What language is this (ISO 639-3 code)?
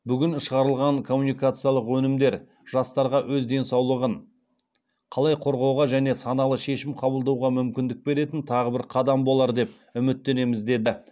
kaz